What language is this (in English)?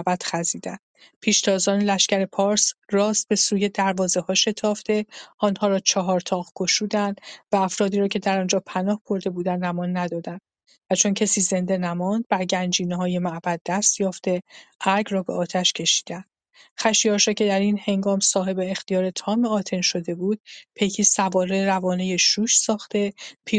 Persian